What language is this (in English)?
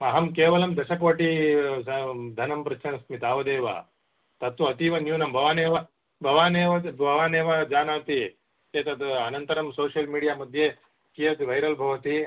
Sanskrit